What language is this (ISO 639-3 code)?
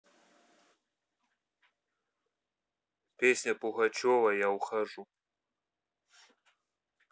rus